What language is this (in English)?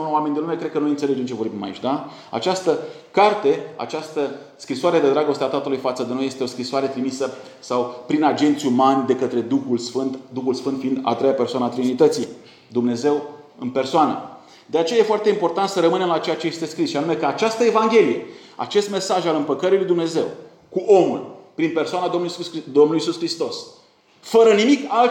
Romanian